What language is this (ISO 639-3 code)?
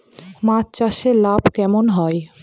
ben